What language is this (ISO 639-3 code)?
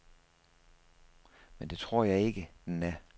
dan